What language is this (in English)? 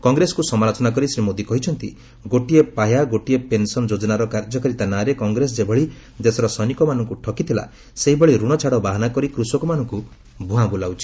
Odia